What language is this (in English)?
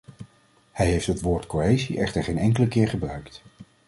Dutch